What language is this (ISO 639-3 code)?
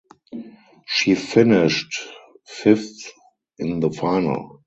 eng